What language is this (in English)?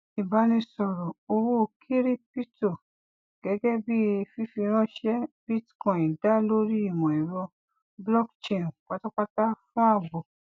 Yoruba